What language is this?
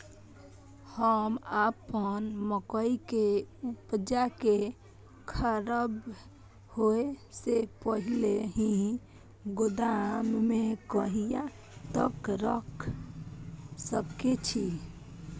Maithili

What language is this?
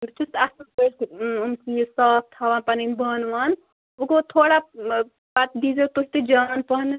Kashmiri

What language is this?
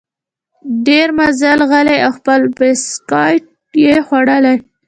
Pashto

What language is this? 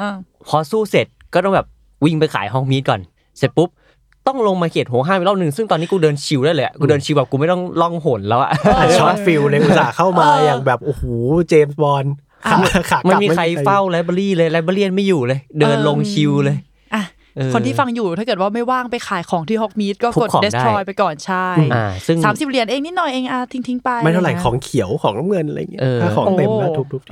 Thai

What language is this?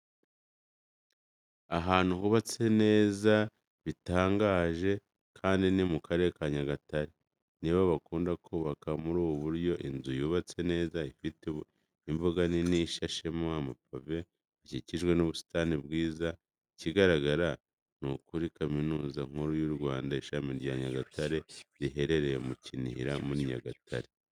Kinyarwanda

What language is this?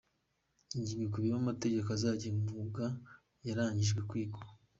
Kinyarwanda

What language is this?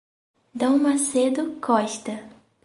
Portuguese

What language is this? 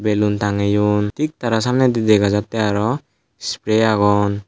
Chakma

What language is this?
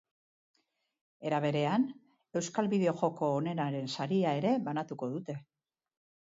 Basque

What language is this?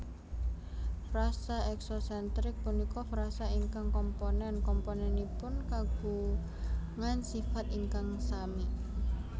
Javanese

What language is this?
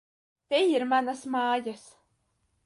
Latvian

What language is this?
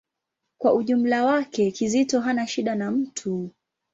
Swahili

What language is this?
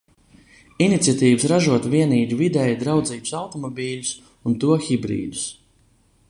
Latvian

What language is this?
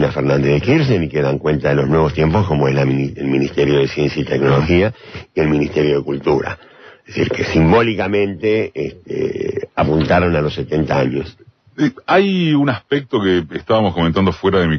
Spanish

